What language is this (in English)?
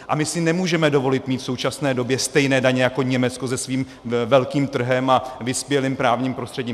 Czech